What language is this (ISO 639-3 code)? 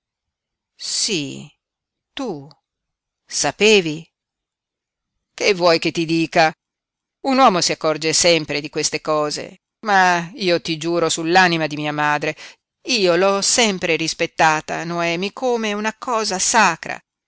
ita